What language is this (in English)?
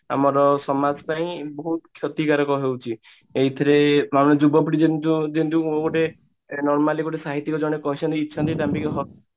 Odia